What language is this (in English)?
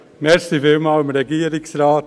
Swiss German